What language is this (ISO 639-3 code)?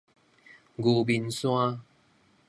nan